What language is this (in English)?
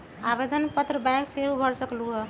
Magahi